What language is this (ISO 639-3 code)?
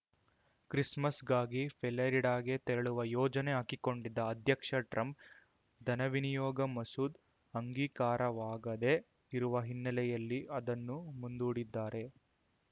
kan